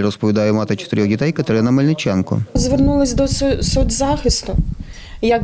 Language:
Ukrainian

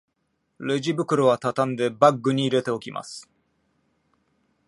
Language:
Japanese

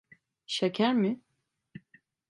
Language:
Turkish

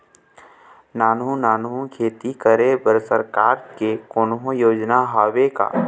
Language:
Chhattisgarhi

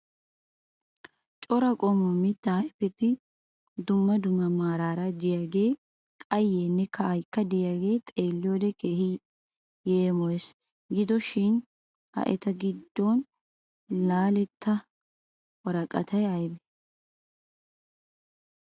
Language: Wolaytta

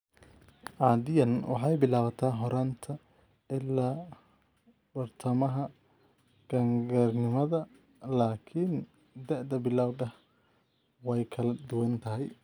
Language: Somali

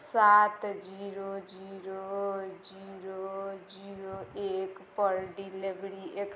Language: Maithili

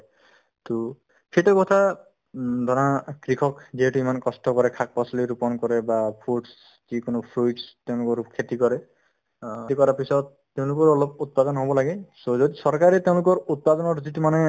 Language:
Assamese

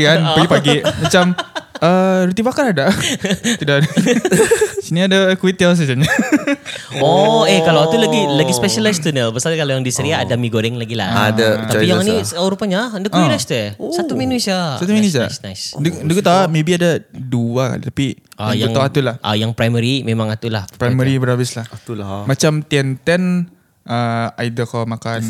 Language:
Malay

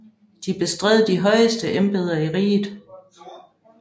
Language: Danish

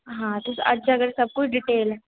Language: Dogri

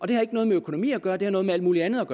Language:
Danish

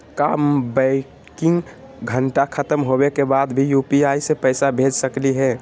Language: Magahi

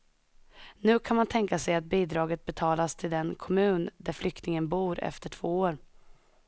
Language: Swedish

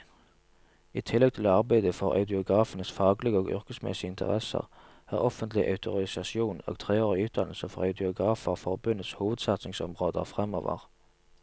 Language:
Norwegian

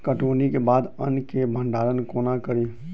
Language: Maithili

